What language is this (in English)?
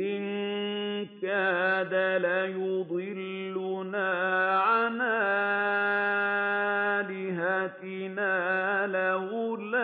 Arabic